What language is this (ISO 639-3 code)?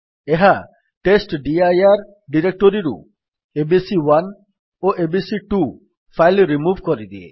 ori